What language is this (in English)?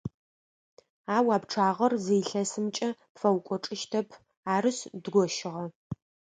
Adyghe